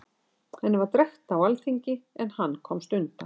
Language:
Icelandic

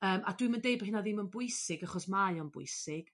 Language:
Welsh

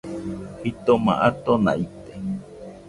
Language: Nüpode Huitoto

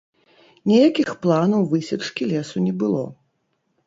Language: Belarusian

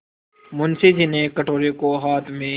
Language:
Hindi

